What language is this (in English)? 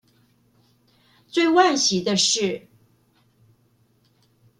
Chinese